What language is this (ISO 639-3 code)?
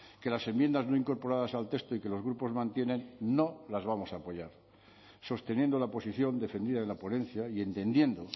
spa